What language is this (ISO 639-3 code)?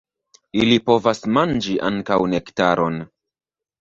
epo